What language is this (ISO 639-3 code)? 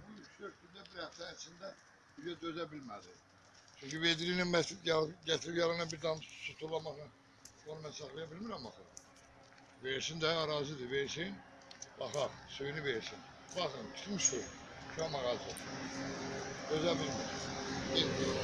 tur